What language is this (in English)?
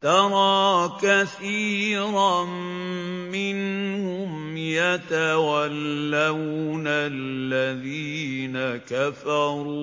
Arabic